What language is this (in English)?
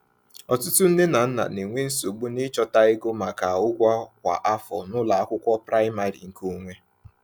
Igbo